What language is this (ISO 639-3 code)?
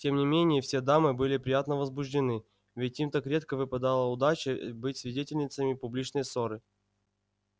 rus